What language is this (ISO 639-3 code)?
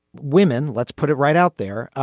eng